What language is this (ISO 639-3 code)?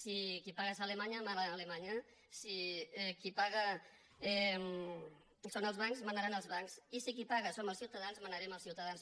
cat